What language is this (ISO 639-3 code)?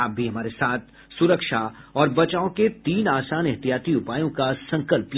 hin